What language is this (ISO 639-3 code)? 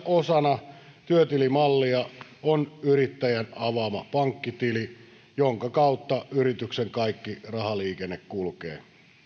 fin